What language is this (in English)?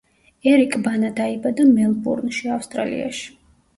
Georgian